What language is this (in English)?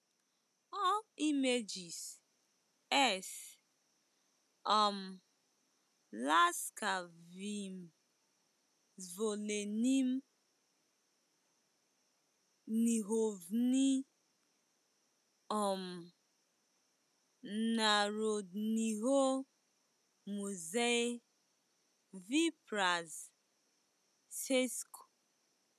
Igbo